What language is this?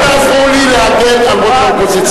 Hebrew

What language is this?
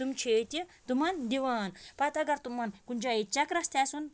Kashmiri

